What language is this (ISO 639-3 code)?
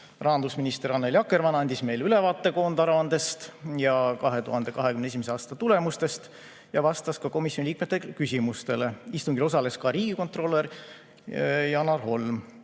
est